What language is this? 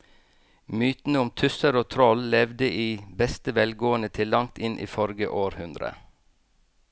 Norwegian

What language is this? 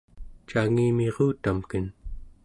Central Yupik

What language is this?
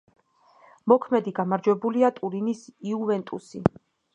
Georgian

